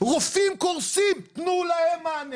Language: Hebrew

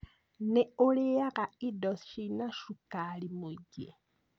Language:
Kikuyu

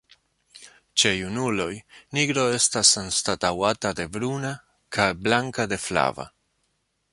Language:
Esperanto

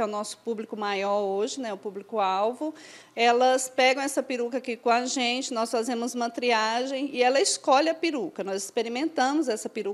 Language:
Portuguese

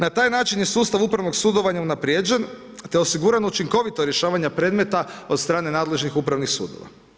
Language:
Croatian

